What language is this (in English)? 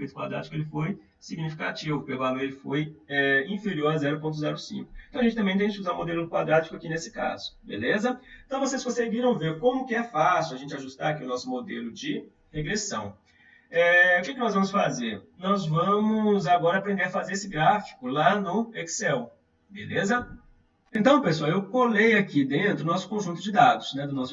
Portuguese